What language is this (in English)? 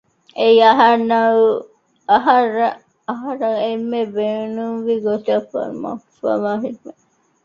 Divehi